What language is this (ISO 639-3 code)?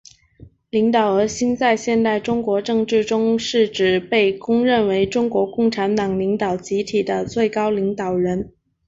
zho